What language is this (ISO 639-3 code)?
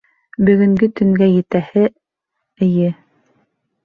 bak